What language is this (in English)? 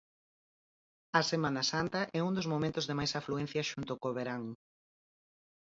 Galician